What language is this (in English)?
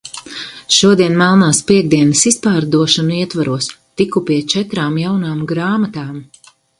Latvian